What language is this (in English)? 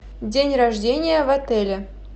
Russian